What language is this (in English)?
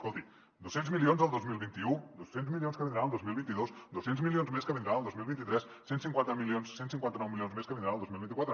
Catalan